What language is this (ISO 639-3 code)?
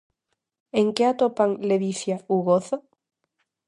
glg